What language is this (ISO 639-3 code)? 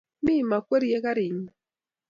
kln